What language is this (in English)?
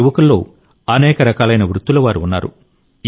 Telugu